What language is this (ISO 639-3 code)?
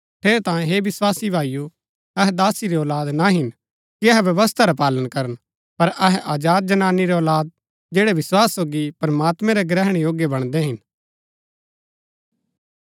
gbk